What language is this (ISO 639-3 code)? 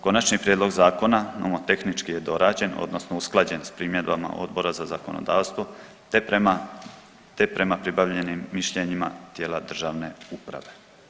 hrv